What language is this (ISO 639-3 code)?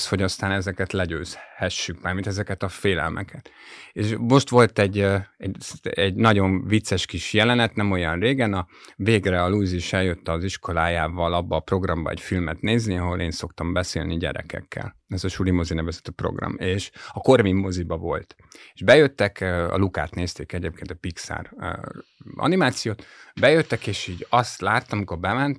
hun